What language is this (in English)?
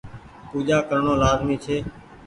Goaria